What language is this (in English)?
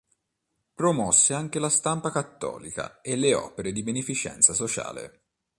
Italian